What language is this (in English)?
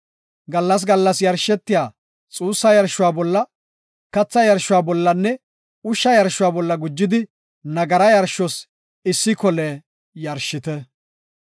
Gofa